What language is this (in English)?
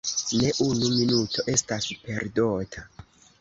Esperanto